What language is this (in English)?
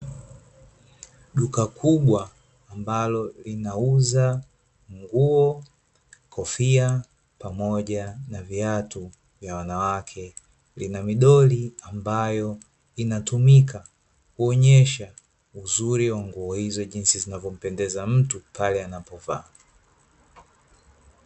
Swahili